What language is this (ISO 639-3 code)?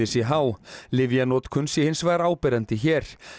isl